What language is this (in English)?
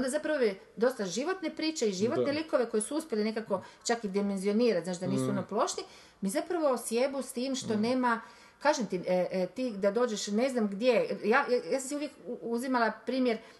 Croatian